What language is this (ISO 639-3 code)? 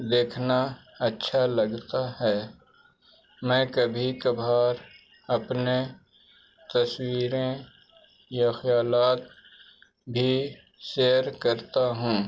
urd